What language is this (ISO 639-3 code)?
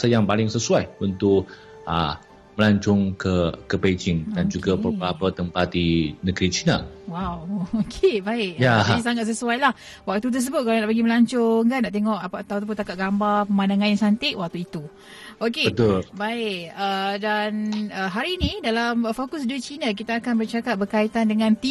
msa